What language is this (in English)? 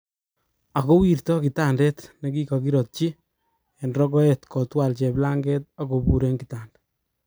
Kalenjin